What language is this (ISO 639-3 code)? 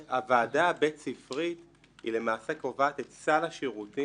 heb